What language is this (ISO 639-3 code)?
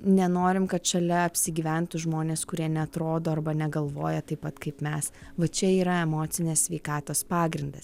lit